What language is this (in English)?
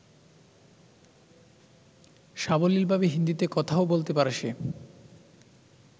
Bangla